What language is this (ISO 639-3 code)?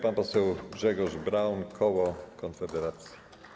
pol